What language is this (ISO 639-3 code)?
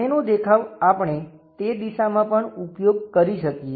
guj